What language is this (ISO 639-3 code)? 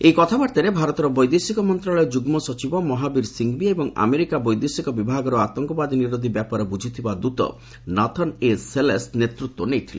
ori